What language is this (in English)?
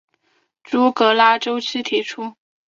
Chinese